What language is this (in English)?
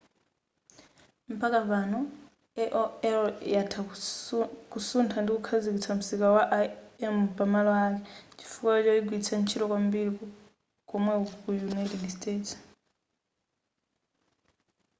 Nyanja